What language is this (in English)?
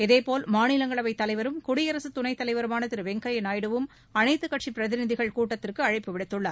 Tamil